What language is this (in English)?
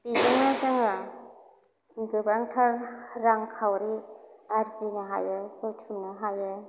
Bodo